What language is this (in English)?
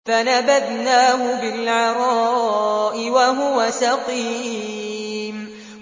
Arabic